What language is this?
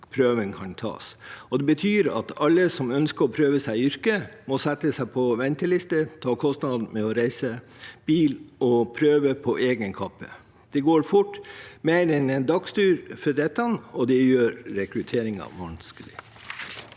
Norwegian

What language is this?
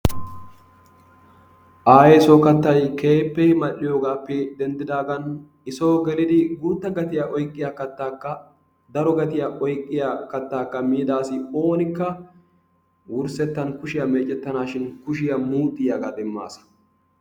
Wolaytta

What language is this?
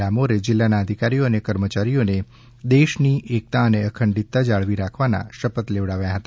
Gujarati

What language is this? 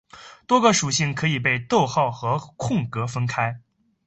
Chinese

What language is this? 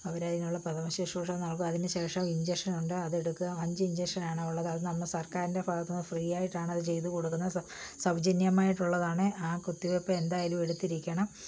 Malayalam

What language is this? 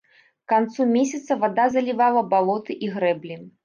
Belarusian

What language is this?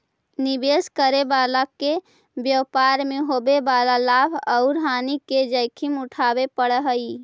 Magahi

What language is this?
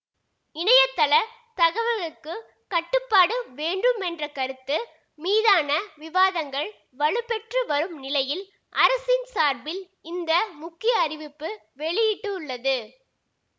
Tamil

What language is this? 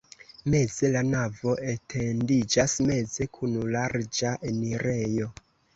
Esperanto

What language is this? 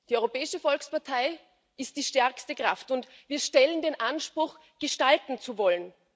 German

